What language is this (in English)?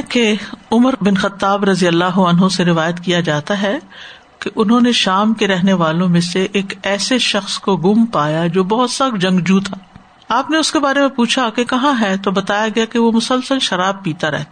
Urdu